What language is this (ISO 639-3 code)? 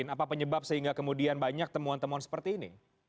ind